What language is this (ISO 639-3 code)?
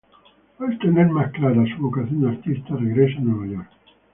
spa